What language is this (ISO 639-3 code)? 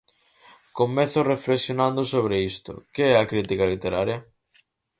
glg